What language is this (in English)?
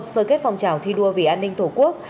Vietnamese